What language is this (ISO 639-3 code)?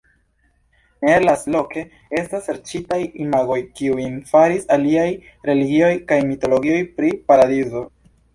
epo